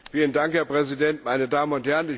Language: German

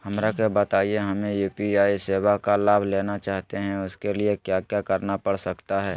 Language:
Magahi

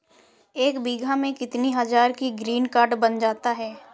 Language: Hindi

